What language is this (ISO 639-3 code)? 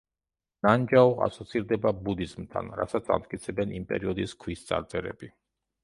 kat